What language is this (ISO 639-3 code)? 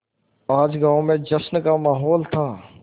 hin